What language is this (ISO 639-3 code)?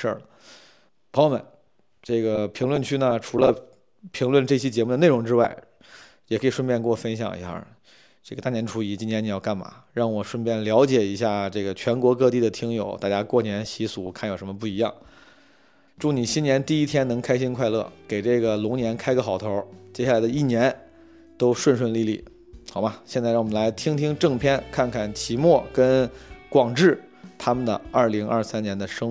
zho